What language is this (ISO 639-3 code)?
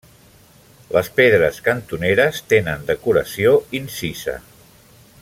cat